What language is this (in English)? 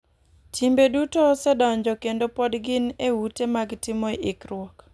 Luo (Kenya and Tanzania)